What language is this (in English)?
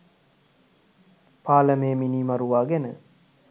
Sinhala